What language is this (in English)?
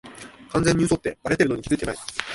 Japanese